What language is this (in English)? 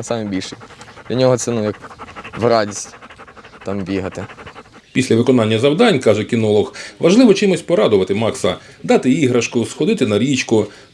Ukrainian